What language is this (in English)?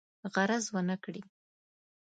Pashto